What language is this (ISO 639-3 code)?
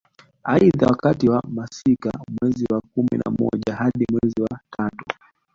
swa